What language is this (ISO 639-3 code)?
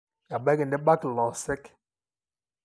mas